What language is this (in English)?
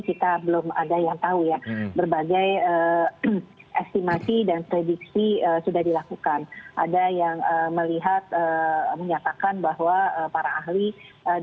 Indonesian